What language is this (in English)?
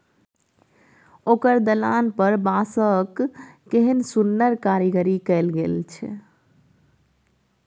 Maithili